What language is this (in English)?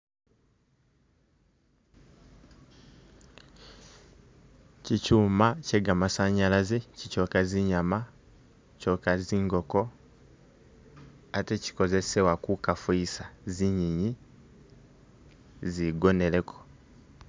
Masaaba